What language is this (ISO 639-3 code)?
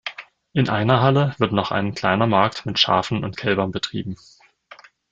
deu